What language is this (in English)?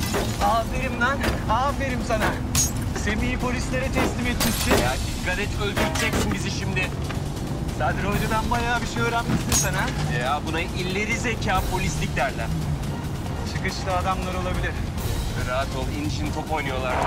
Turkish